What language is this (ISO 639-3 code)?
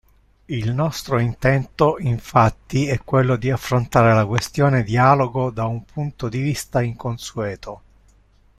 ita